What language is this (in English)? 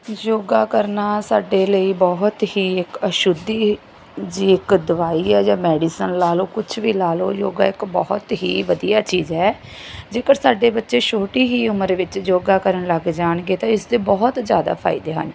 Punjabi